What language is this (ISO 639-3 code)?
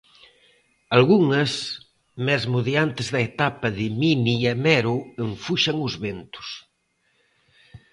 glg